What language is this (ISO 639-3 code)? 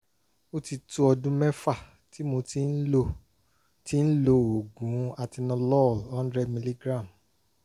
yor